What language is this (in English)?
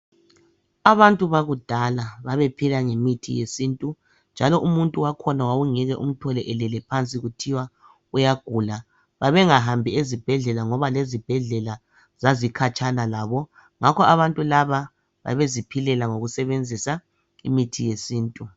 North Ndebele